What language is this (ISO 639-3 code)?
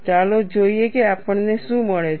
guj